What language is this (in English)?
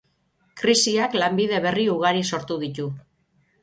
Basque